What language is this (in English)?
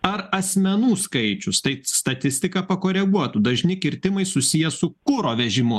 Lithuanian